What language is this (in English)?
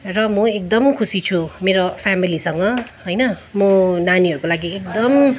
Nepali